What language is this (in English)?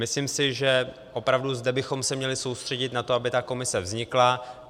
Czech